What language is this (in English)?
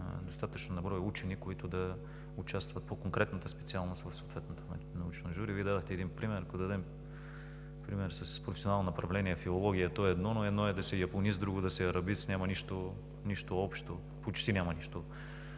Bulgarian